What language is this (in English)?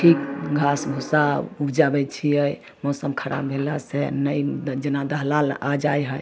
Maithili